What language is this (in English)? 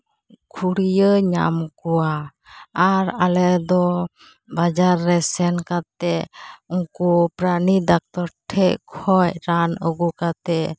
Santali